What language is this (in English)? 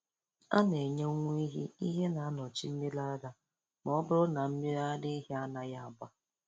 Igbo